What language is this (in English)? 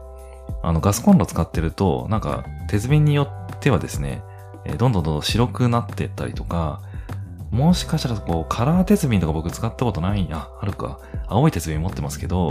Japanese